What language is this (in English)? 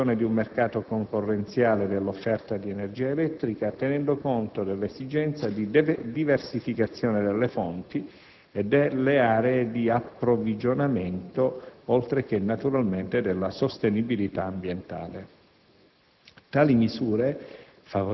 Italian